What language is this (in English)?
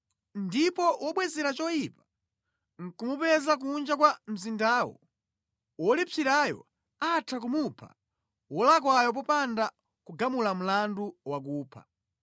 Nyanja